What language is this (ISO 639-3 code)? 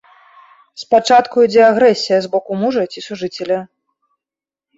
bel